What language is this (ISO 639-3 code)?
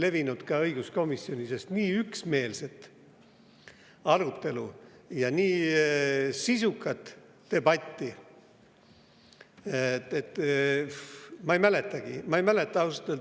est